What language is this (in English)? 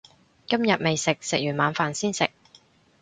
Cantonese